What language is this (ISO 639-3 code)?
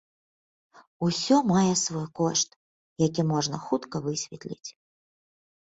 bel